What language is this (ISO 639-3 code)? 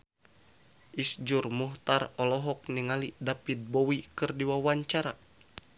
sun